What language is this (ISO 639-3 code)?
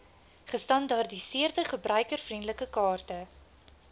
afr